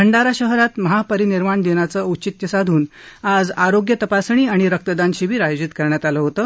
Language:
Marathi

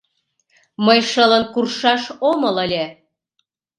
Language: Mari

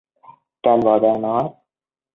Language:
Vietnamese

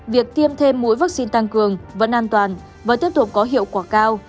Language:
Vietnamese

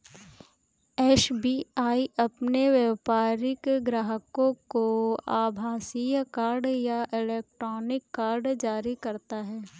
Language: Hindi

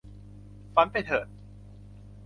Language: Thai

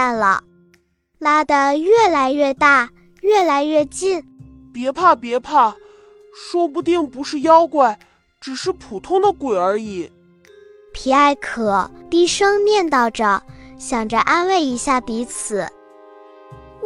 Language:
Chinese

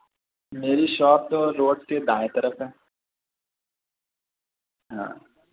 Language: Urdu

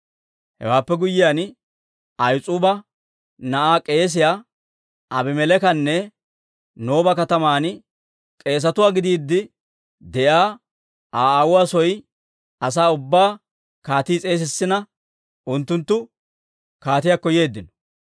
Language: Dawro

